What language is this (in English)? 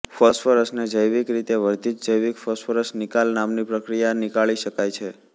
Gujarati